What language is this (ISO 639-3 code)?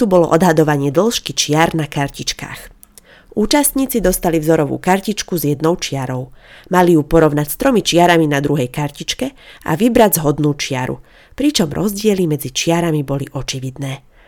slk